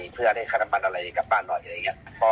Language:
Thai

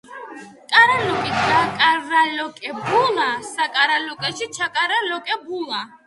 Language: Georgian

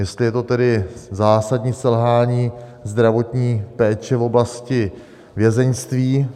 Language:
Czech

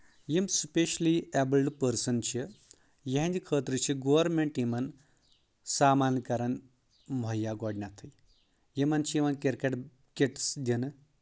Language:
Kashmiri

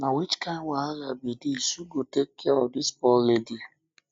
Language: Nigerian Pidgin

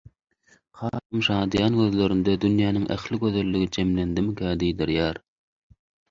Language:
Turkmen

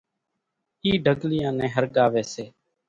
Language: Kachi Koli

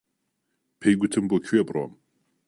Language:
Central Kurdish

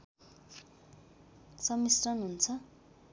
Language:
Nepali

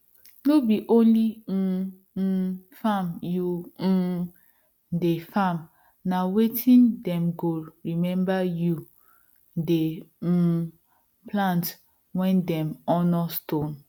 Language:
Nigerian Pidgin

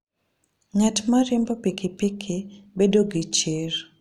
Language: Luo (Kenya and Tanzania)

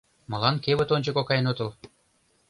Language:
Mari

